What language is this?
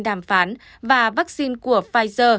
Vietnamese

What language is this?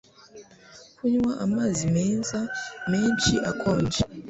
Kinyarwanda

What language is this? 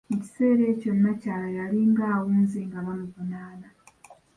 Ganda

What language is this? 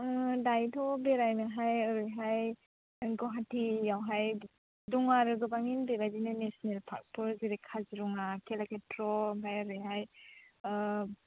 Bodo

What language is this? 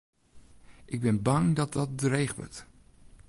Western Frisian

